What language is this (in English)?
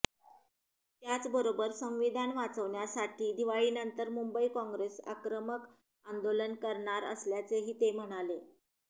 Marathi